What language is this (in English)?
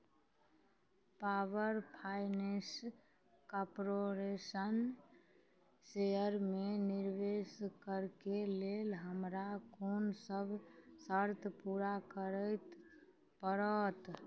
Maithili